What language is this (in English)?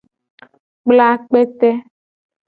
Gen